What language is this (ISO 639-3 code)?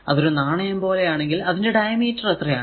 mal